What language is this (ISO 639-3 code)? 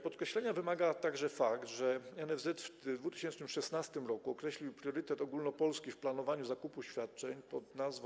pol